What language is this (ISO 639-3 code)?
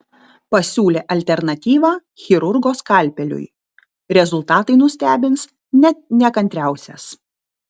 lit